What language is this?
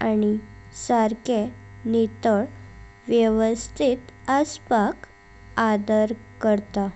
Konkani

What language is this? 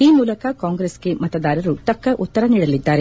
Kannada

